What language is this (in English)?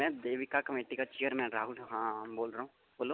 Dogri